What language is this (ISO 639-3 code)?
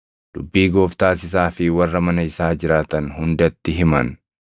orm